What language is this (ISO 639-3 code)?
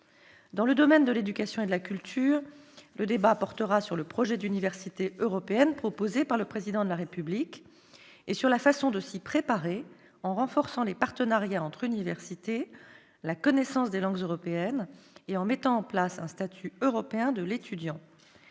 fra